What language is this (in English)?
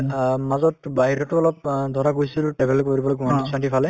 Assamese